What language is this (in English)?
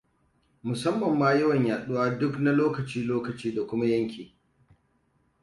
Hausa